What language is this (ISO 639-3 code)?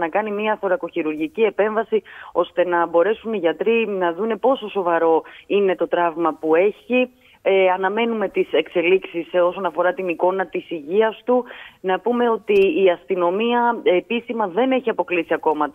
ell